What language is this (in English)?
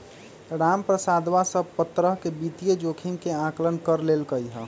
Magahi